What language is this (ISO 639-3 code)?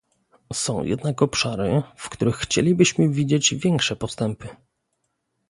pol